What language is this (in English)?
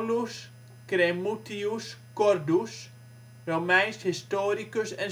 Dutch